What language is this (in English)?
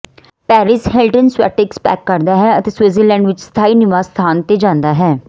Punjabi